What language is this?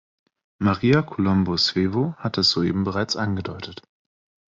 German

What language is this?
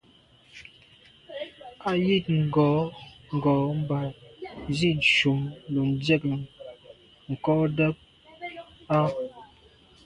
Medumba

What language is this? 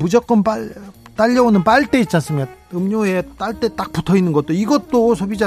Korean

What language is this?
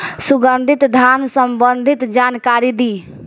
Bhojpuri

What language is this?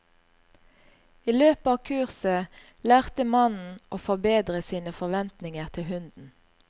Norwegian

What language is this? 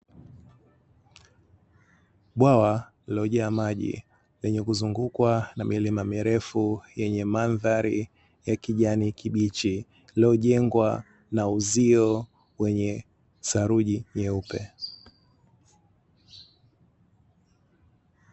Swahili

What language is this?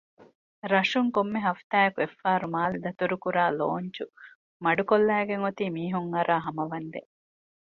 Divehi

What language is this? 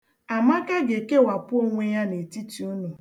Igbo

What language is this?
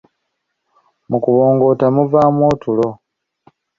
Ganda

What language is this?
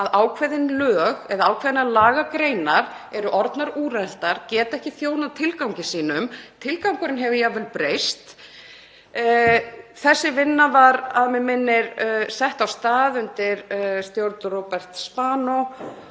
Icelandic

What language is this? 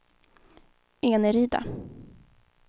Swedish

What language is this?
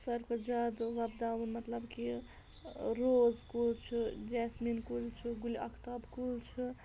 Kashmiri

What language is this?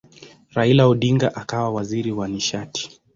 Swahili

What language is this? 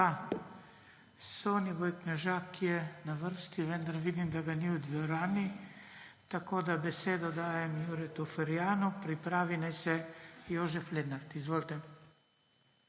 Slovenian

